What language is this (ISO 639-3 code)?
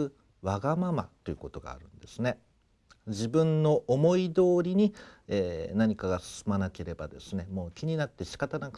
jpn